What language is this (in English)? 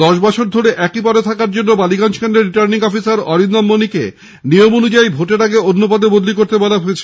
Bangla